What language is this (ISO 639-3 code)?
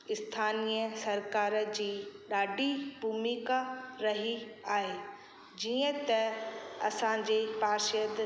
snd